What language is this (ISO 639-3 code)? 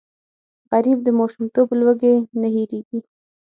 pus